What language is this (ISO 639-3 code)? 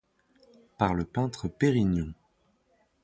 fra